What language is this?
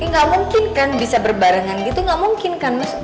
Indonesian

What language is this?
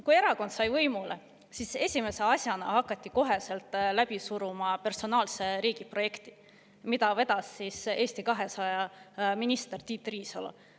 Estonian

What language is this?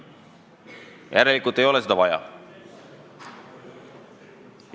Estonian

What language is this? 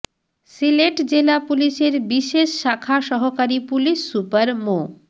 Bangla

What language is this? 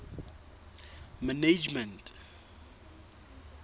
Southern Sotho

